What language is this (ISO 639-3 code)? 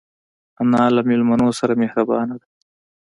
pus